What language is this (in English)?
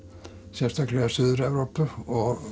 Icelandic